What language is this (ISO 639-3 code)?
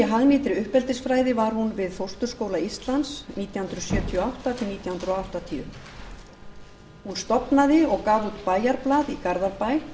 isl